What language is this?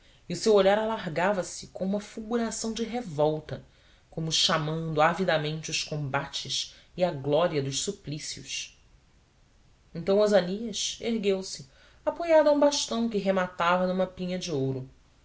Portuguese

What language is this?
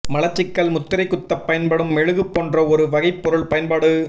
Tamil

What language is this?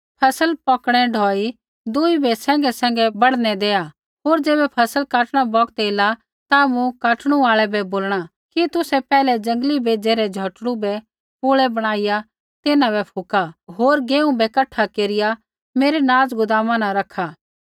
Kullu Pahari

